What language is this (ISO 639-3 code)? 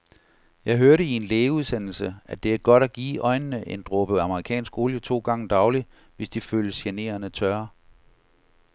dan